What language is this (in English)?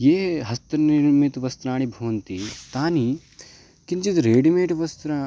Sanskrit